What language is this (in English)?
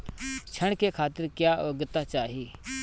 Bhojpuri